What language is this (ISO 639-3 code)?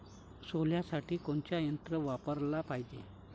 mar